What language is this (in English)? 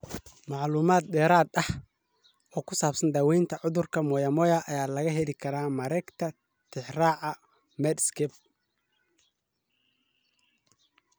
Somali